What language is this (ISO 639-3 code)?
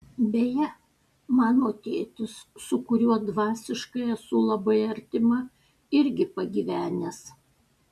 lit